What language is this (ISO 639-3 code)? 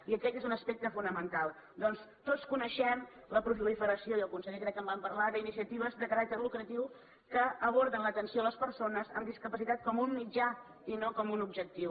cat